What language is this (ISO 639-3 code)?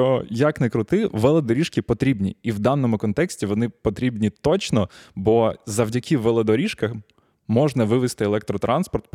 ukr